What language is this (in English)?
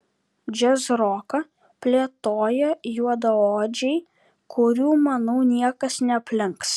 Lithuanian